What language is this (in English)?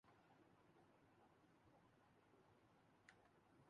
Urdu